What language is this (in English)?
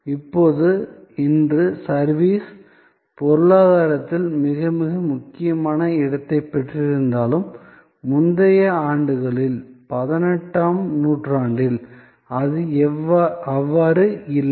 Tamil